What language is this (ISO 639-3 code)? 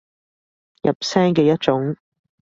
yue